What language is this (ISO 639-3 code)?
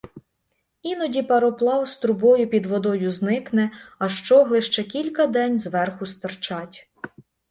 ukr